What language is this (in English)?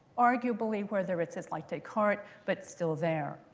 English